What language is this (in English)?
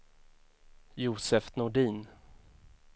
Swedish